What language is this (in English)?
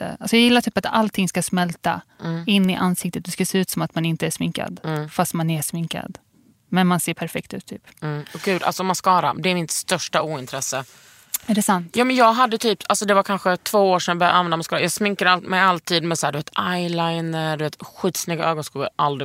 Swedish